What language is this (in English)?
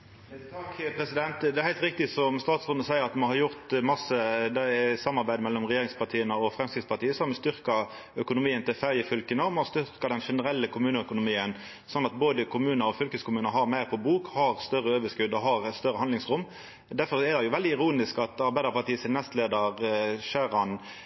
Norwegian